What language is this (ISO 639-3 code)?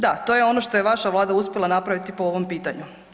hrv